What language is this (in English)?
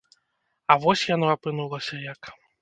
Belarusian